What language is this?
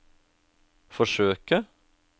Norwegian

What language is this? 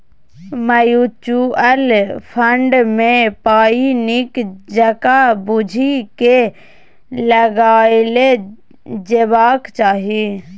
Maithili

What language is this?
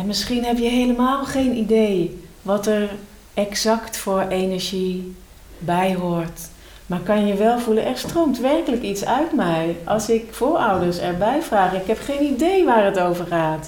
Dutch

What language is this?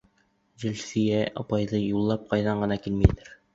Bashkir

